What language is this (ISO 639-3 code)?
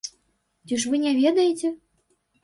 bel